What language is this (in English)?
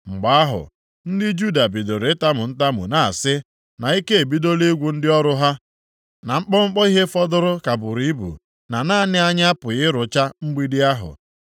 Igbo